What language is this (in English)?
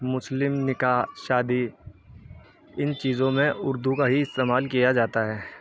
Urdu